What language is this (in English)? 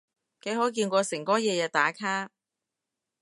Cantonese